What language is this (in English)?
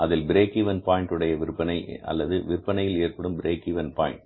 Tamil